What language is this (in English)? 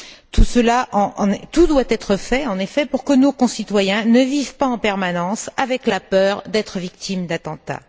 French